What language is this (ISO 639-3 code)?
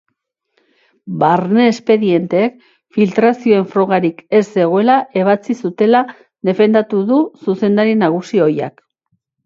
eus